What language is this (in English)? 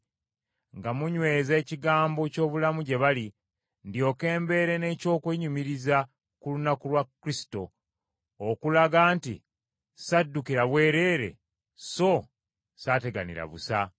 Ganda